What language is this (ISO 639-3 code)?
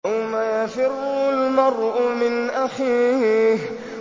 ara